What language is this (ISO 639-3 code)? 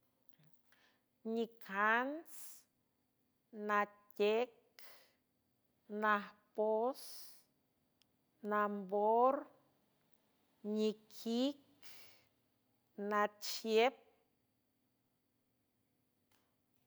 hue